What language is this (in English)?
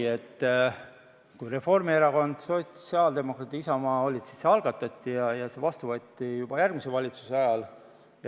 Estonian